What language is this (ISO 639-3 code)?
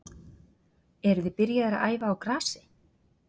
isl